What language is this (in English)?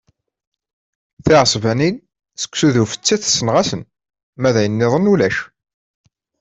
Kabyle